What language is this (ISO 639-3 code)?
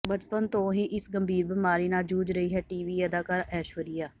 pan